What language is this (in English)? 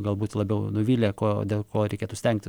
Lithuanian